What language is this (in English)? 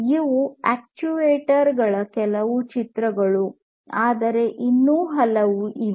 Kannada